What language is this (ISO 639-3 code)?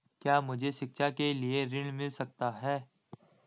hin